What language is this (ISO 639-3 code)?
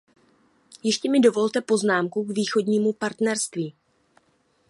ces